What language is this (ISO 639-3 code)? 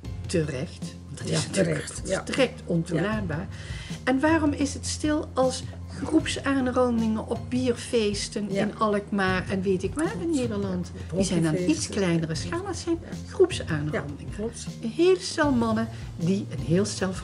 nld